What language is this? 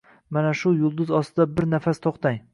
Uzbek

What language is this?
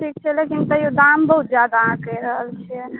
Maithili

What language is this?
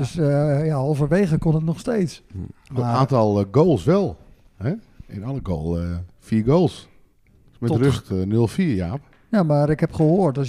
Dutch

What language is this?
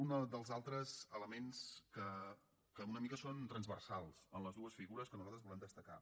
Catalan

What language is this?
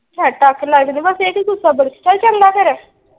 Punjabi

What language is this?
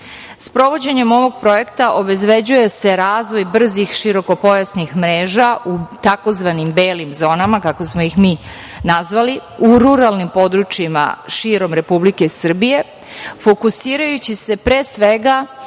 Serbian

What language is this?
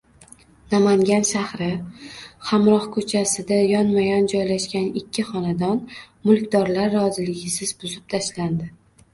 Uzbek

